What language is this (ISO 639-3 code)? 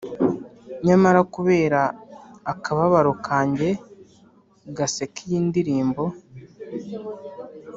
kin